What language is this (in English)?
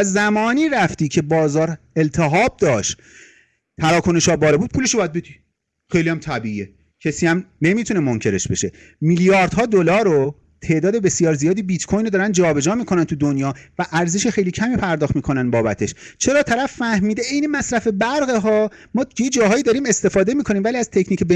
Persian